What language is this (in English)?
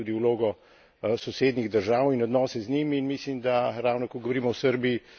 Slovenian